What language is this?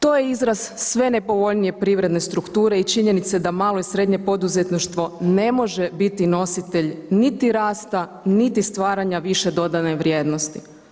Croatian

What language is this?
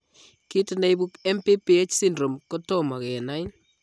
Kalenjin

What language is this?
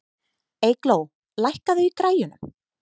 Icelandic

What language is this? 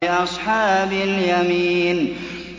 Arabic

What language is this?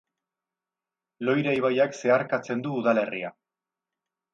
Basque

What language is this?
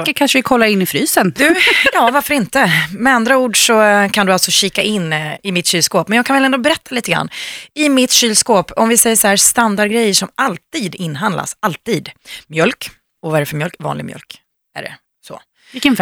Swedish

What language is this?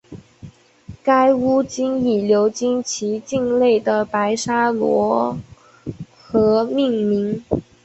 Chinese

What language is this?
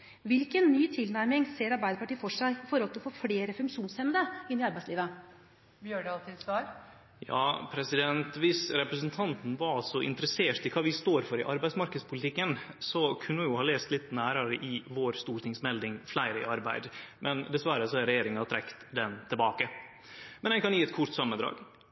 Norwegian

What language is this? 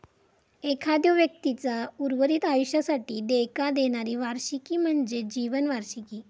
Marathi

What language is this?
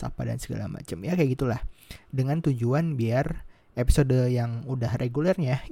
Indonesian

